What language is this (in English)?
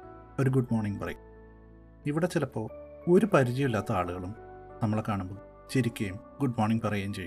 Malayalam